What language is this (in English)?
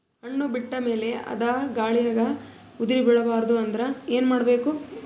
Kannada